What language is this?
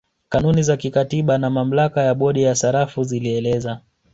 Swahili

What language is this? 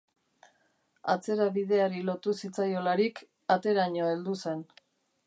Basque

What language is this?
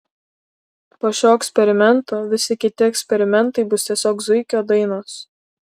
Lithuanian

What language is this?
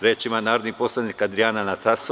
Serbian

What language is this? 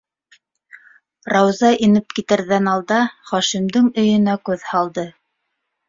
Bashkir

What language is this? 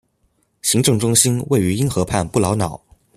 Chinese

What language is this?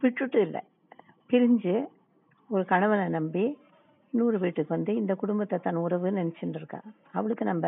Tamil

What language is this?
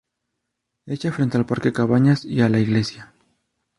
Spanish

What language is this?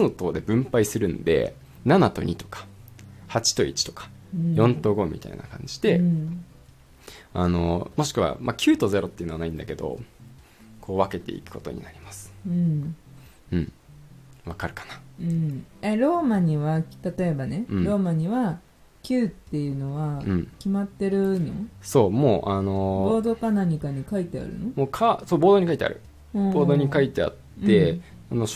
Japanese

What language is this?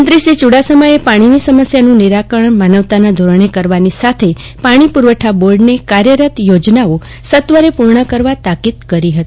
Gujarati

